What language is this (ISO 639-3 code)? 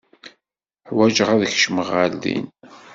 kab